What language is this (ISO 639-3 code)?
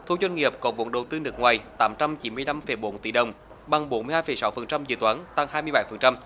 vie